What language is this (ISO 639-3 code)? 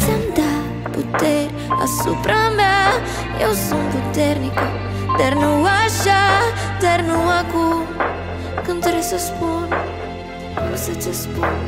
ron